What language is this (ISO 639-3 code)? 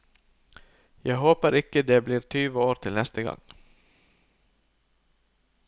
nor